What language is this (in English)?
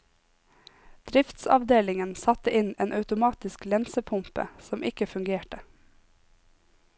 Norwegian